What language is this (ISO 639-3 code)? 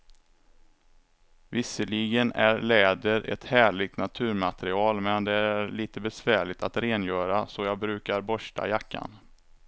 swe